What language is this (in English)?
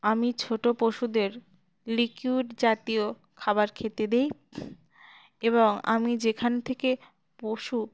Bangla